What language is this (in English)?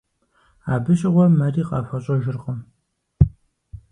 Kabardian